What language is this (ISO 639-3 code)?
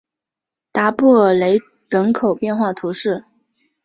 zho